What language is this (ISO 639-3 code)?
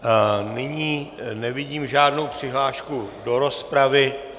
ces